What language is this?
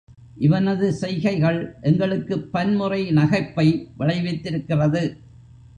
Tamil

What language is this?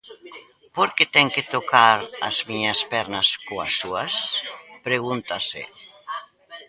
Galician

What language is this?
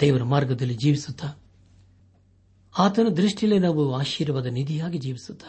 Kannada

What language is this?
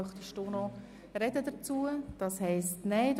Swiss German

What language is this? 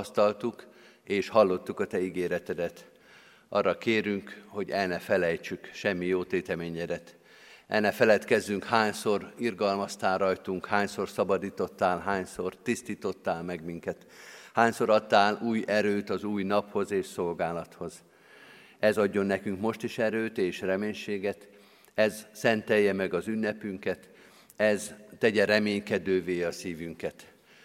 Hungarian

